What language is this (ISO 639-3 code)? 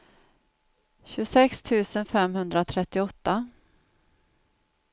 swe